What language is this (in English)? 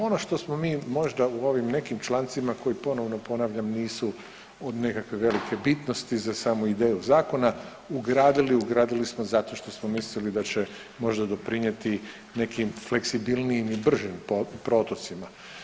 Croatian